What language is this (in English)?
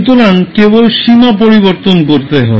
Bangla